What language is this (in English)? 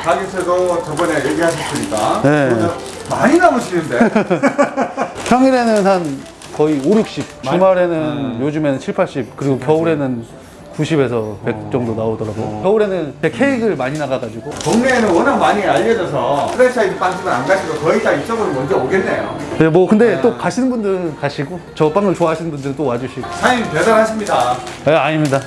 Korean